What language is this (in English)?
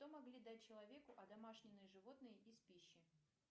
Russian